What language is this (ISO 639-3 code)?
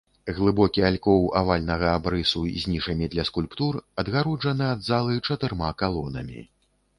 bel